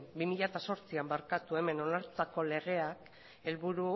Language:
Basque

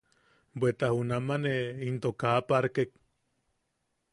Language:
Yaqui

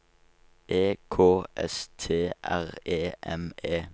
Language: Norwegian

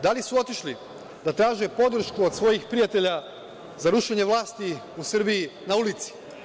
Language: Serbian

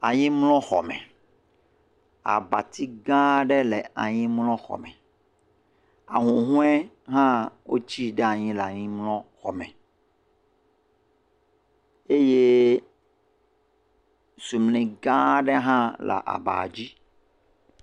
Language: Ewe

